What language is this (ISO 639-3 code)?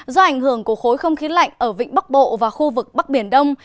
vie